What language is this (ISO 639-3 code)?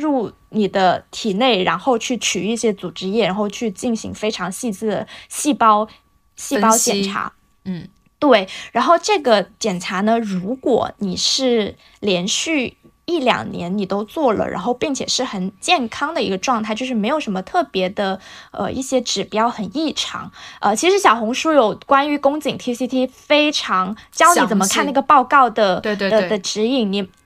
zho